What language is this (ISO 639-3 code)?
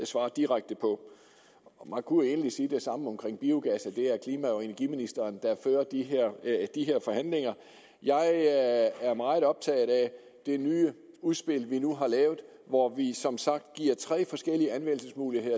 dan